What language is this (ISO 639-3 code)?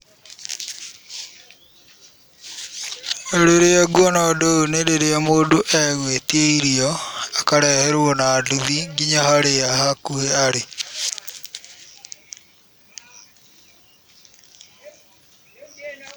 kik